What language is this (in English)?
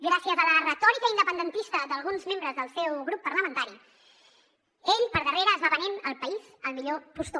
Catalan